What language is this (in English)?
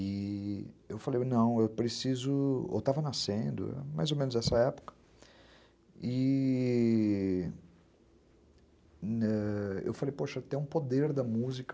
Portuguese